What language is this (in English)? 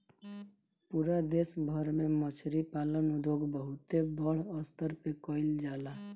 Bhojpuri